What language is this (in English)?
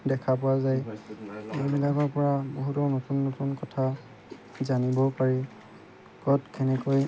Assamese